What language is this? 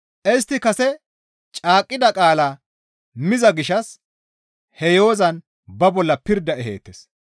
Gamo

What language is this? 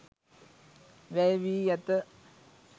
Sinhala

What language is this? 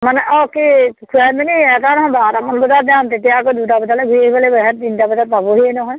Assamese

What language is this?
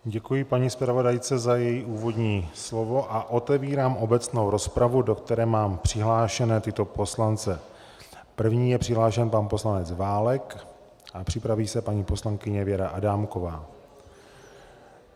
Czech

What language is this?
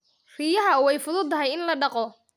Somali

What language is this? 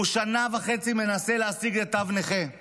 Hebrew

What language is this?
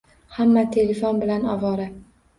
Uzbek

